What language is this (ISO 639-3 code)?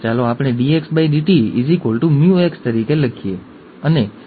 guj